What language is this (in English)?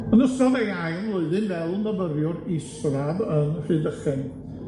Welsh